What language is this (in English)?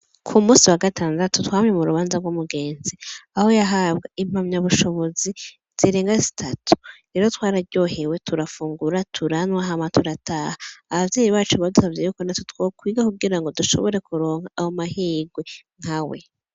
Rundi